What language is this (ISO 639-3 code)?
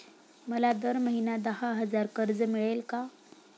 mar